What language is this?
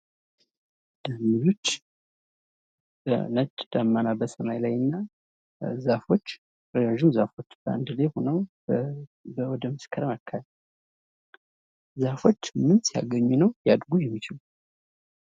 Amharic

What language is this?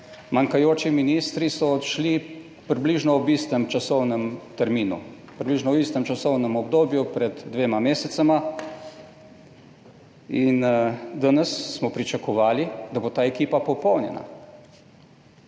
Slovenian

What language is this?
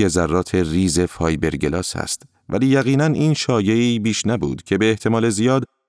Persian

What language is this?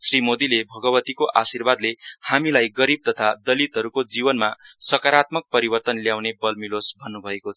Nepali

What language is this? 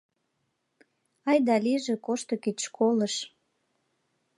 Mari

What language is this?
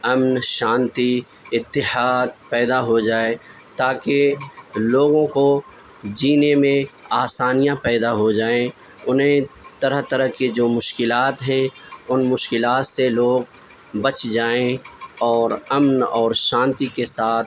Urdu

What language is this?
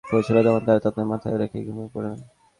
Bangla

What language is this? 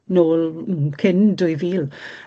Welsh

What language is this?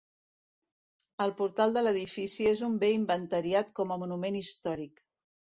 Catalan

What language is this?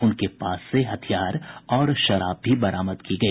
Hindi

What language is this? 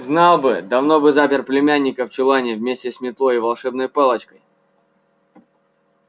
Russian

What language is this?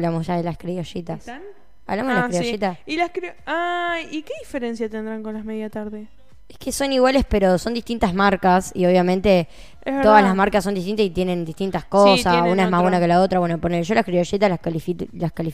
Spanish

